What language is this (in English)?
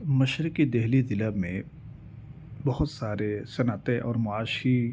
Urdu